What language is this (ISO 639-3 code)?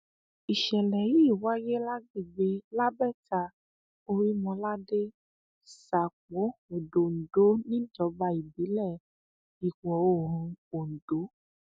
yor